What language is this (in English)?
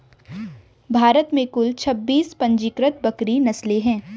Hindi